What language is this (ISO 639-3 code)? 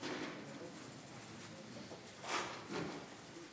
heb